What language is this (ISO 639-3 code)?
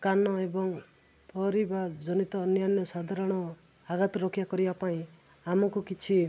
ori